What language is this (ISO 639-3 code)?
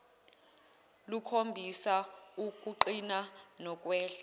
zul